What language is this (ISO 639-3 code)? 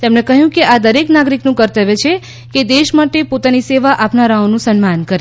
guj